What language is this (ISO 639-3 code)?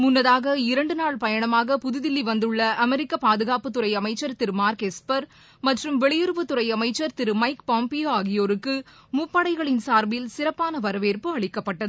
tam